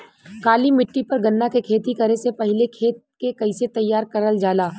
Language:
Bhojpuri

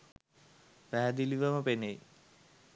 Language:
Sinhala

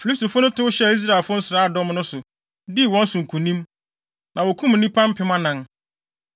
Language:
Akan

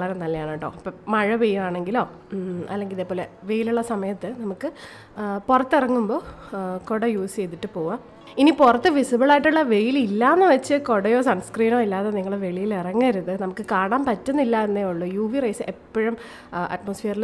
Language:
Malayalam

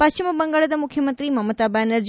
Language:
Kannada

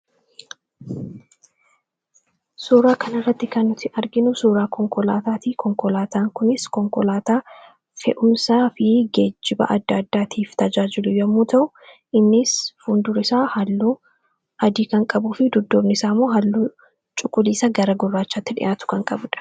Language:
Oromo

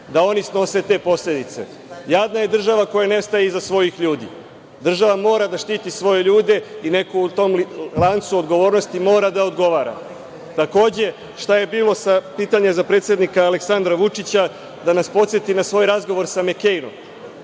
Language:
Serbian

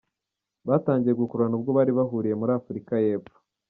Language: Kinyarwanda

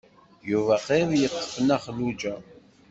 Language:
Kabyle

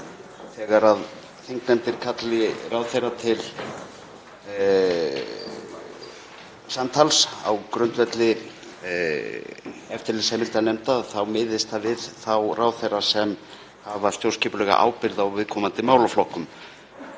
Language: Icelandic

